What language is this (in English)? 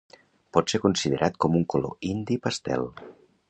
Catalan